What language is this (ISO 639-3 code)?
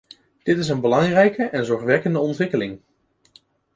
nld